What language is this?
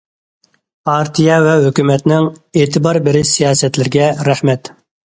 Uyghur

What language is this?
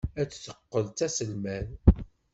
Kabyle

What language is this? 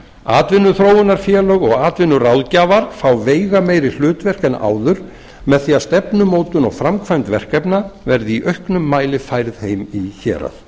Icelandic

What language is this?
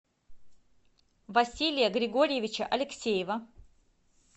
Russian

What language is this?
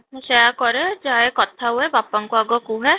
Odia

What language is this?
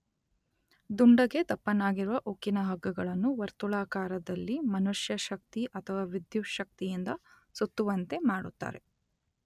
Kannada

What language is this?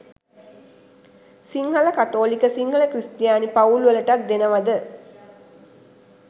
Sinhala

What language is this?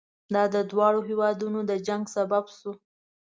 Pashto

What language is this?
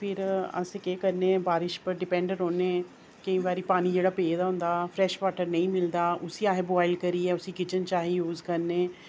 Dogri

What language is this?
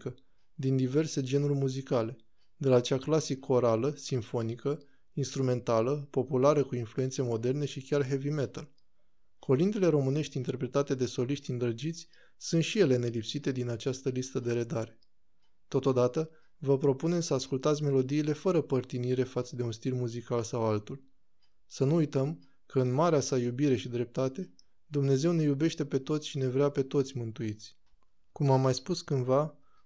Romanian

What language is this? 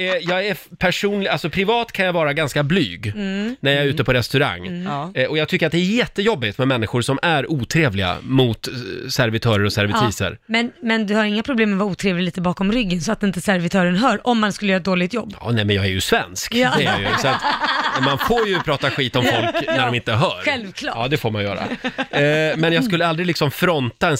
Swedish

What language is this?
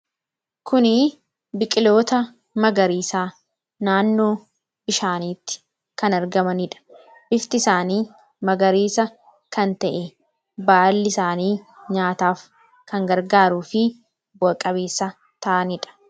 Oromo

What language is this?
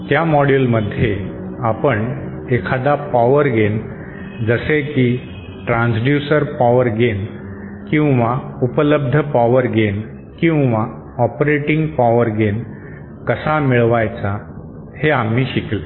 Marathi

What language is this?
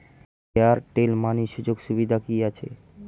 Bangla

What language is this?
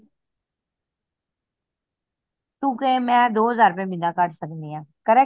Punjabi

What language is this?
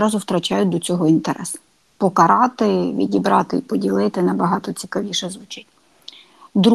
Ukrainian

